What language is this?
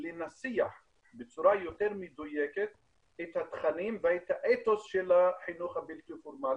Hebrew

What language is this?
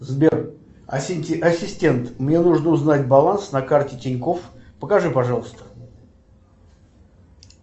Russian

